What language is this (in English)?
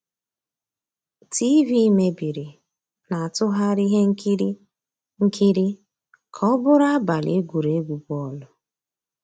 Igbo